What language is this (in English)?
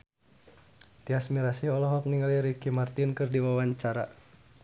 Sundanese